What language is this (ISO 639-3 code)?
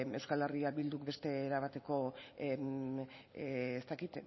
eus